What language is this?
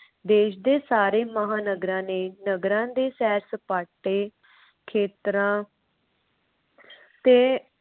Punjabi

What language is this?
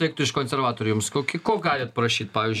Lithuanian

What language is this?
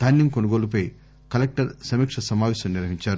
Telugu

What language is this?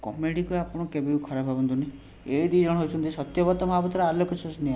Odia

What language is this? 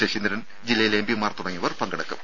Malayalam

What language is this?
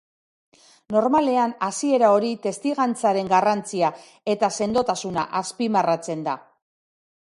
Basque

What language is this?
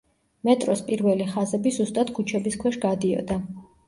Georgian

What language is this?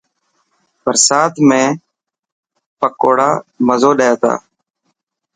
Dhatki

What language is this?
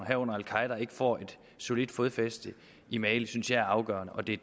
Danish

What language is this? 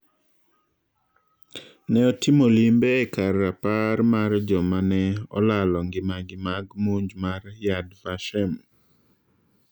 Luo (Kenya and Tanzania)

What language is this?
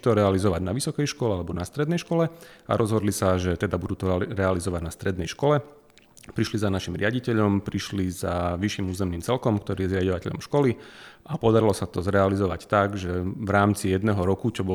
Slovak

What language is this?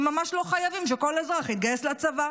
Hebrew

